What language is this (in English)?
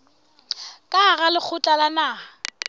Southern Sotho